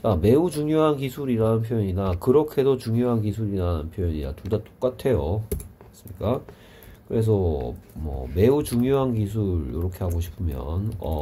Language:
Korean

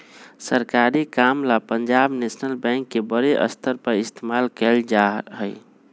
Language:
Magahi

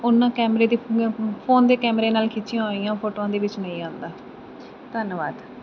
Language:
Punjabi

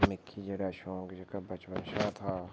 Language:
Dogri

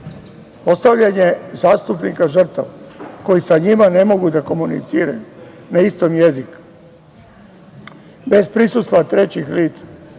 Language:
Serbian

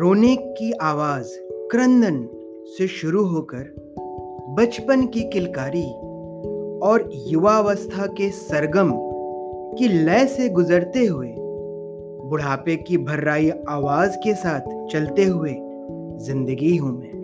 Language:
Hindi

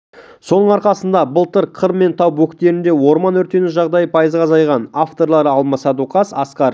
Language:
Kazakh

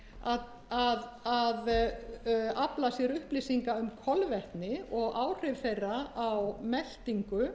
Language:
Icelandic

